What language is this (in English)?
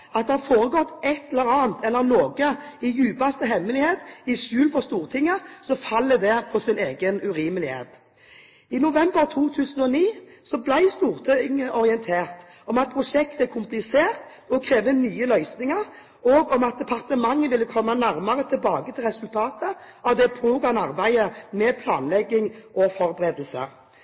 Norwegian Bokmål